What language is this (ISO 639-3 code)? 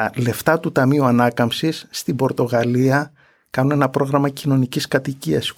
ell